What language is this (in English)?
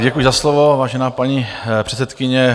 Czech